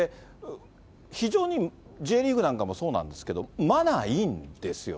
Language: Japanese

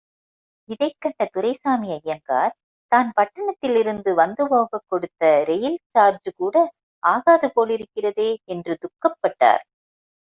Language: Tamil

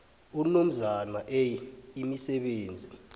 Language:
South Ndebele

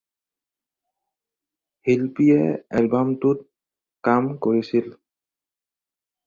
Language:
Assamese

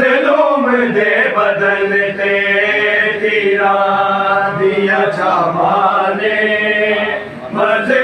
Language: Arabic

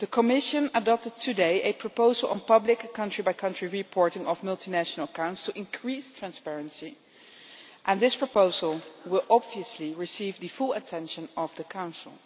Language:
English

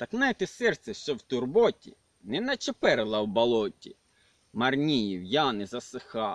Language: Ukrainian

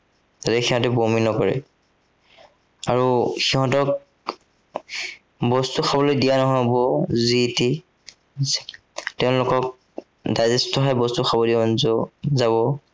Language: Assamese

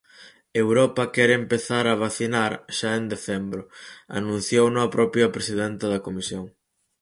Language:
Galician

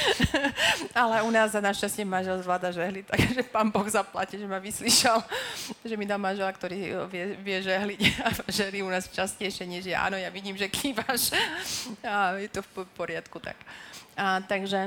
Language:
Slovak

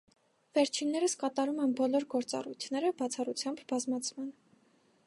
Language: Armenian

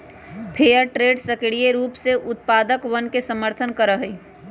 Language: Magahi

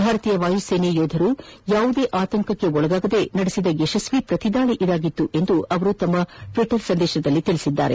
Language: Kannada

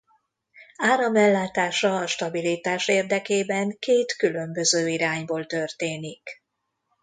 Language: Hungarian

